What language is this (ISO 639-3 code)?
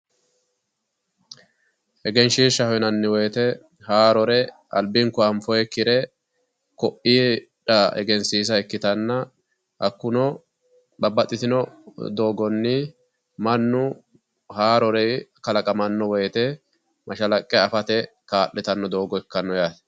sid